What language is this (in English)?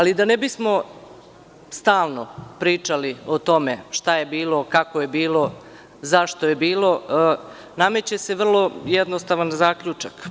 Serbian